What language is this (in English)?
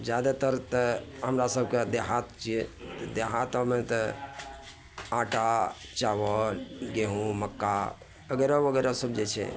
Maithili